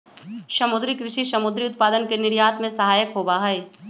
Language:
Magahi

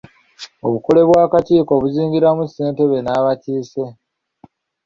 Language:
Ganda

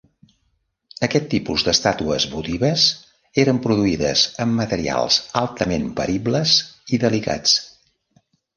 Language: Catalan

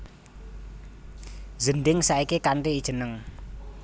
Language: Javanese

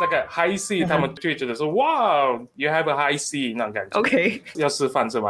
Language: Chinese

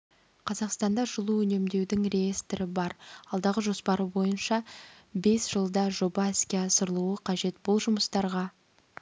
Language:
Kazakh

